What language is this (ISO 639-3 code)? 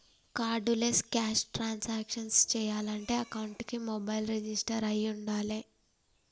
tel